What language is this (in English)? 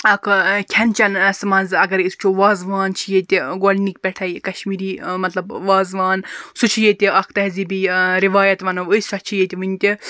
Kashmiri